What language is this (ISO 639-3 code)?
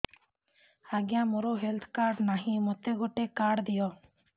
ori